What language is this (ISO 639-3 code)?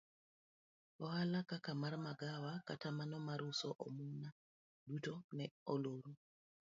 luo